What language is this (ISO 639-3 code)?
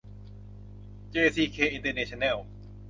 tha